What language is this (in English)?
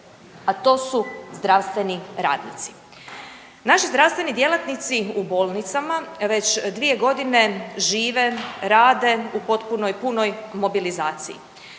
Croatian